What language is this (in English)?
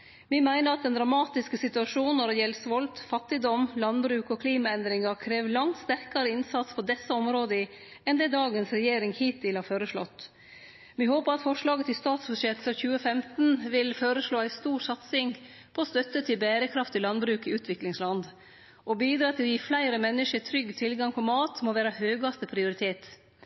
Norwegian Nynorsk